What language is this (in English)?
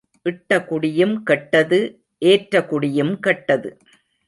Tamil